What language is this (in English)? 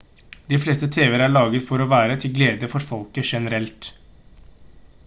Norwegian Bokmål